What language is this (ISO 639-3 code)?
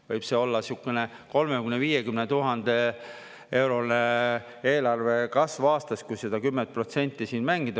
est